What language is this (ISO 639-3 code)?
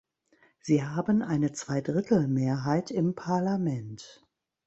deu